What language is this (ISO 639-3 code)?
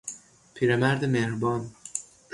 fas